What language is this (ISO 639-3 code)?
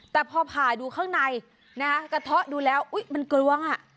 tha